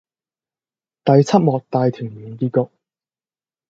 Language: Cantonese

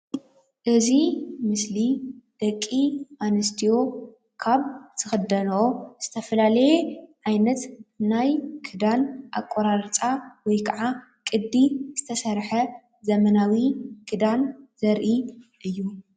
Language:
Tigrinya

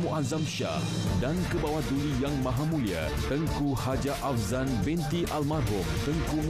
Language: Malay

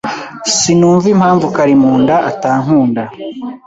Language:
Kinyarwanda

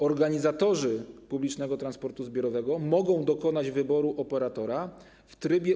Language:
Polish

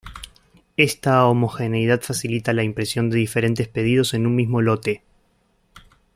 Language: Spanish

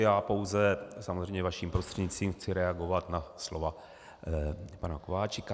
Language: Czech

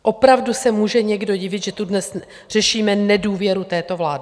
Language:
Czech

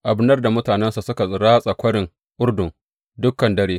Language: Hausa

